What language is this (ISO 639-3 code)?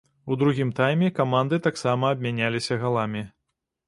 bel